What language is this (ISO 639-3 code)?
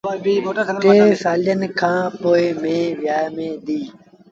sbn